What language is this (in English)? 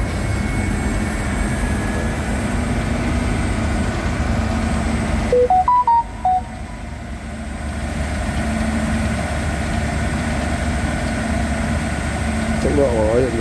Vietnamese